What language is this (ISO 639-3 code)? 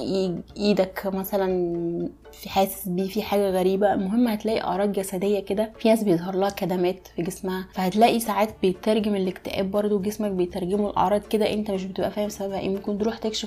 ara